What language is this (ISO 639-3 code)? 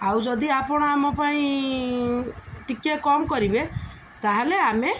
ori